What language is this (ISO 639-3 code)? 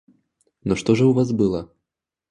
rus